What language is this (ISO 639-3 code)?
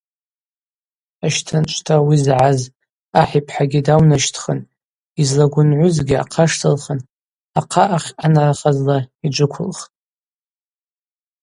abq